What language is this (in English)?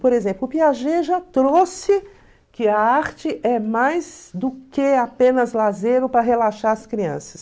Portuguese